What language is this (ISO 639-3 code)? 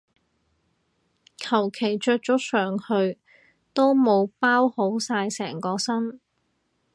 yue